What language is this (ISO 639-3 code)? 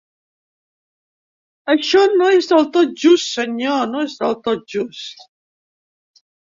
cat